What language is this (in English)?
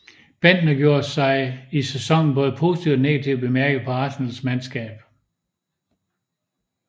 Danish